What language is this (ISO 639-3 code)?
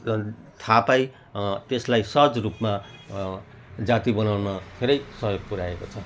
nep